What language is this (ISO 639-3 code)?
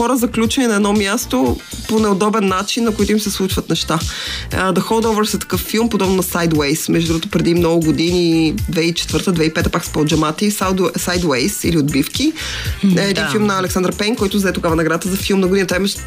bul